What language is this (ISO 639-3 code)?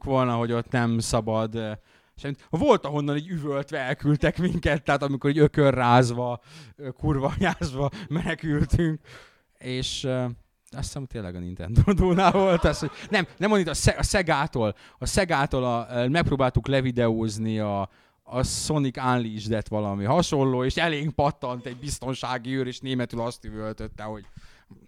hun